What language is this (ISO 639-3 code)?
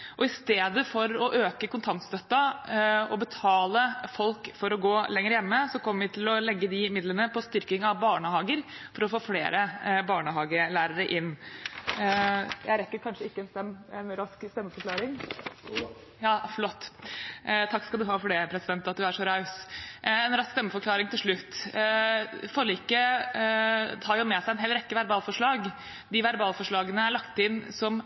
nor